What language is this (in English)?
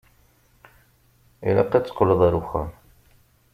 Kabyle